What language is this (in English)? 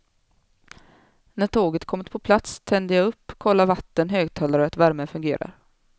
Swedish